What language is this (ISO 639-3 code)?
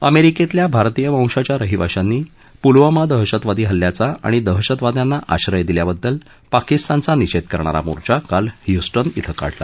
mar